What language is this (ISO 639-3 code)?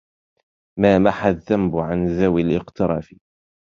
ara